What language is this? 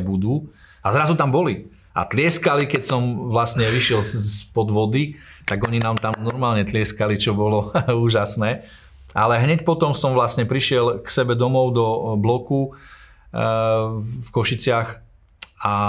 Slovak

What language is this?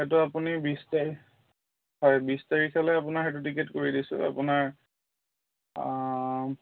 Assamese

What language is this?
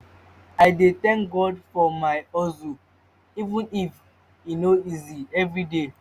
Nigerian Pidgin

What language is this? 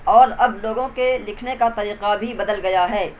Urdu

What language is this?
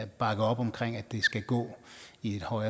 Danish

